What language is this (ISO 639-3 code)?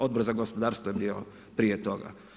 hrv